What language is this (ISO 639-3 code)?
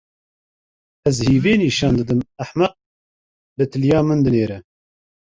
kur